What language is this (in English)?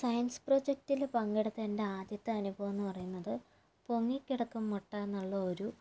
Malayalam